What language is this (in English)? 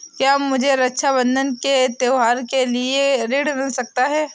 Hindi